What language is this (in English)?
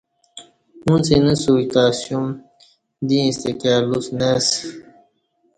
Kati